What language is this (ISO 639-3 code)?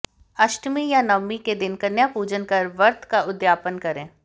hin